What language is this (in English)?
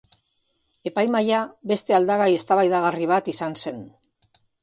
Basque